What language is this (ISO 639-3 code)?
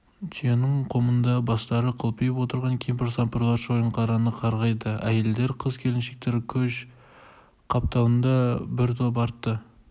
kaz